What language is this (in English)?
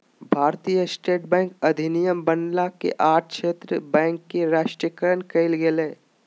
Magahi